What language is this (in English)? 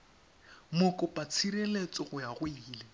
Tswana